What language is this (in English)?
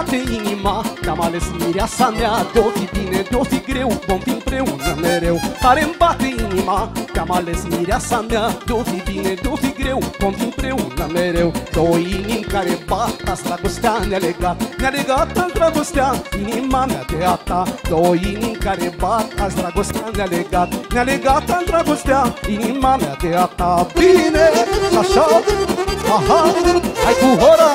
Romanian